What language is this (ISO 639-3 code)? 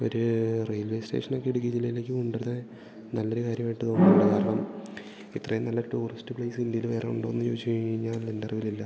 mal